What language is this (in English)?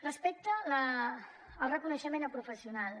Catalan